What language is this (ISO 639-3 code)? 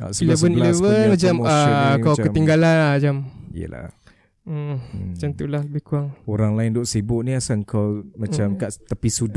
msa